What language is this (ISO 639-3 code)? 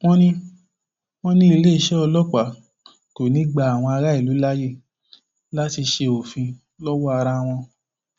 yor